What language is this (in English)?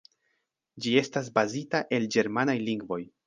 Esperanto